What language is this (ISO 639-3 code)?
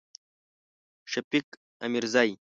pus